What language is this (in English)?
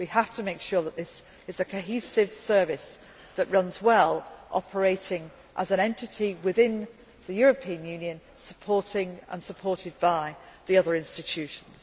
English